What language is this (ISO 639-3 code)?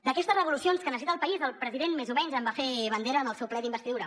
cat